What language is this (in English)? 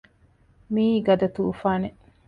Divehi